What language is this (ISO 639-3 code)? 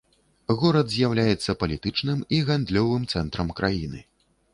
bel